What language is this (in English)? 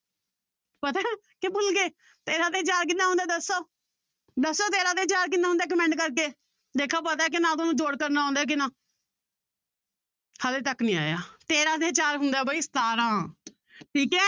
Punjabi